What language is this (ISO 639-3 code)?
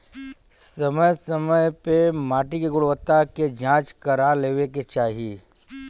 bho